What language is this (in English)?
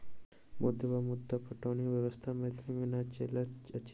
Maithili